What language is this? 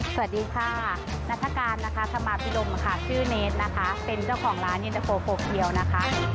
Thai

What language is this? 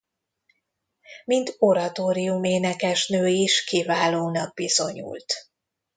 Hungarian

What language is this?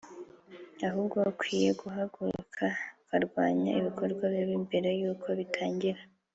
Kinyarwanda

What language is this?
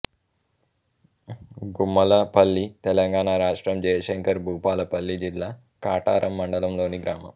Telugu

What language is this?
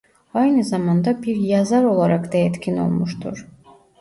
Turkish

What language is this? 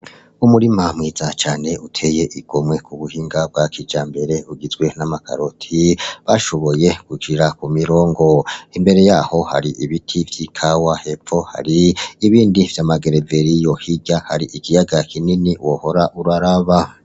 Rundi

